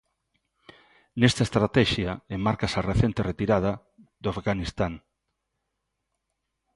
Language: Galician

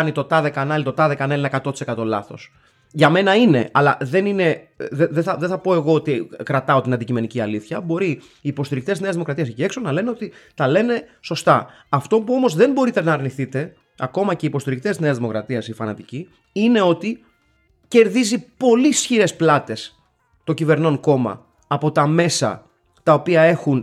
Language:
Greek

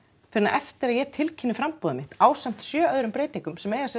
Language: Icelandic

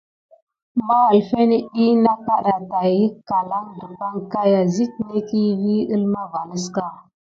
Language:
Gidar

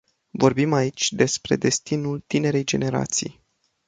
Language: Romanian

